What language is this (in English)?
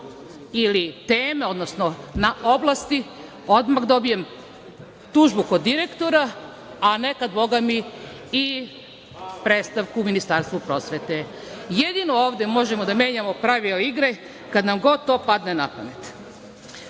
Serbian